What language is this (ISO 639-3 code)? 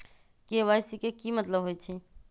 mag